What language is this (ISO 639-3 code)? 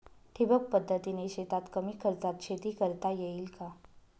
mar